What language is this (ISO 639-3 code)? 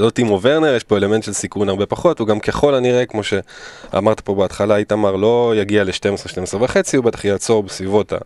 heb